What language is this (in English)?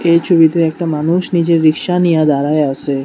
Bangla